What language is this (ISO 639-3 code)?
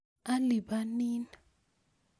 kln